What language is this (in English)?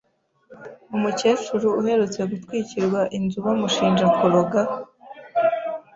Kinyarwanda